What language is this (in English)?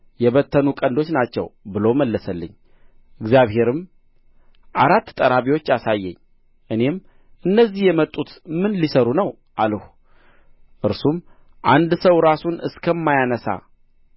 Amharic